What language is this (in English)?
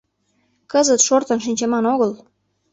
Mari